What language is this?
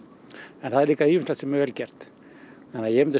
Icelandic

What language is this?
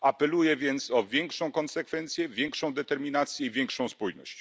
Polish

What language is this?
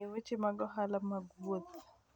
Luo (Kenya and Tanzania)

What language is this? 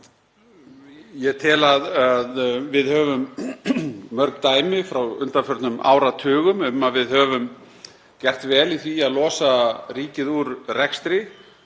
Icelandic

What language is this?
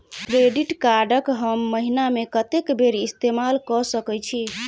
Maithili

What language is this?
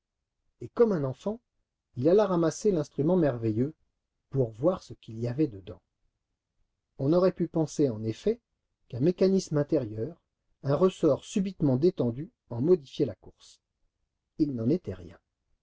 French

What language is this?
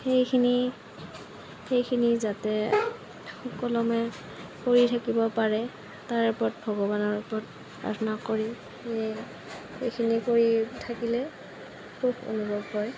Assamese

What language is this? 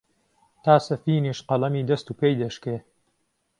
Central Kurdish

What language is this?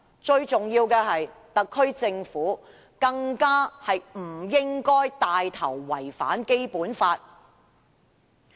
Cantonese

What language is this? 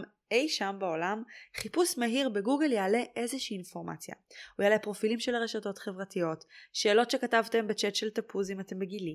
Hebrew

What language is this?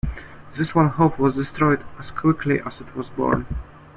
English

